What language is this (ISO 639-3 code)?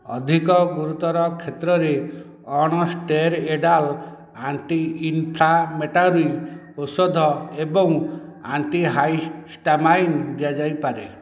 ori